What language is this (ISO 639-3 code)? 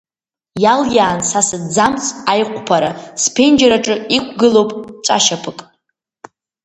abk